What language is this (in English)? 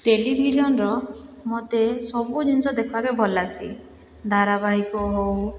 Odia